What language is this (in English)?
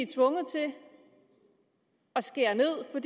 Danish